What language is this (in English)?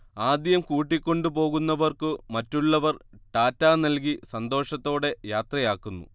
Malayalam